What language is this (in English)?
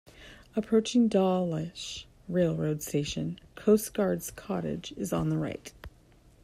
English